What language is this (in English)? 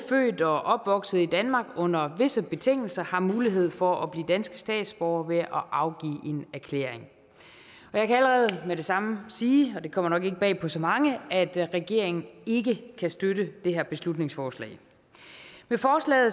Danish